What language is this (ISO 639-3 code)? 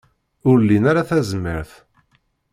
kab